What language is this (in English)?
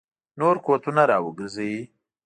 Pashto